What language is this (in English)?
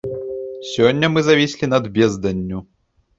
Belarusian